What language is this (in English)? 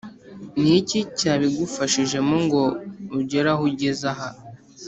Kinyarwanda